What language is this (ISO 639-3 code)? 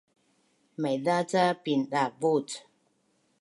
bnn